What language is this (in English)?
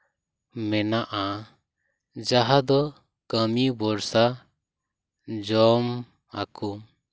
Santali